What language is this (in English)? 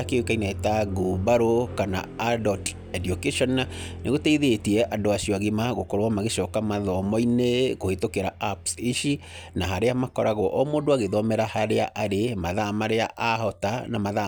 Kikuyu